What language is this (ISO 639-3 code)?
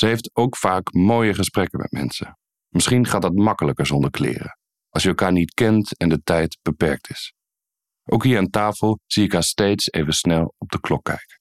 nld